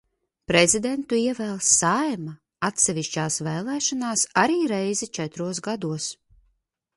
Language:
Latvian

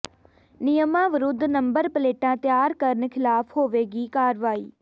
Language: Punjabi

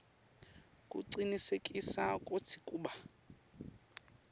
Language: Swati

